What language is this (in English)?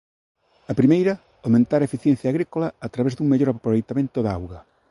Galician